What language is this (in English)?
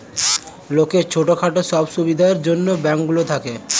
Bangla